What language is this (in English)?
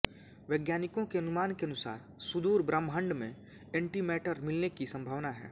Hindi